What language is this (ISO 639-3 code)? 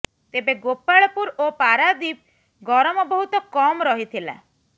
ori